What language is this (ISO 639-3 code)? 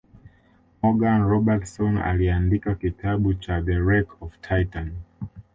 swa